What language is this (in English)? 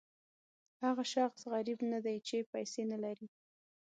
Pashto